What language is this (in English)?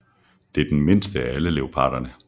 Danish